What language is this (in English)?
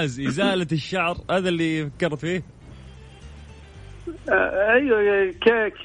Arabic